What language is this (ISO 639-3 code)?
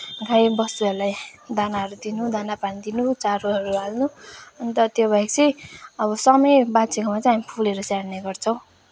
nep